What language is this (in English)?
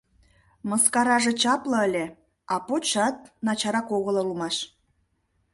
Mari